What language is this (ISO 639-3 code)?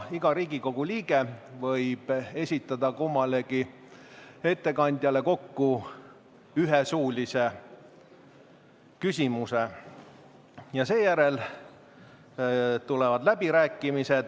est